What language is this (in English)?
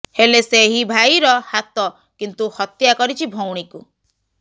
Odia